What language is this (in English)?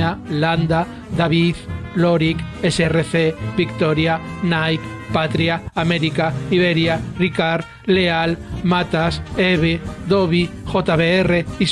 Spanish